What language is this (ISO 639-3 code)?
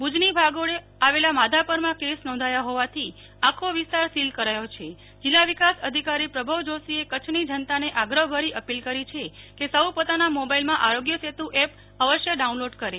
guj